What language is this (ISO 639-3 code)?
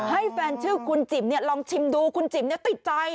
tha